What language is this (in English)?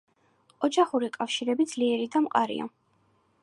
Georgian